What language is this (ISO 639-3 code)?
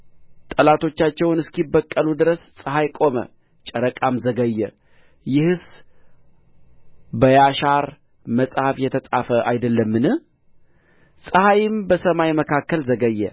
amh